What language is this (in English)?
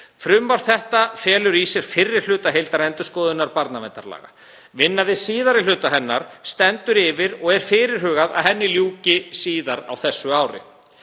Icelandic